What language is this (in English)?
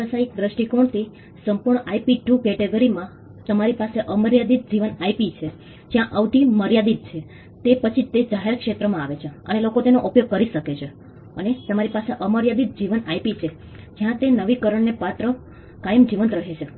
Gujarati